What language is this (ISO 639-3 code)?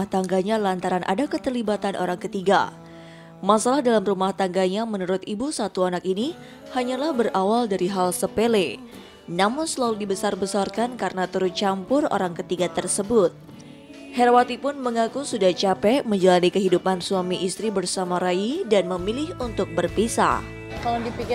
ind